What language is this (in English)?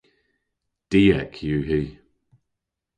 Cornish